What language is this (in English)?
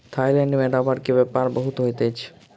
Maithili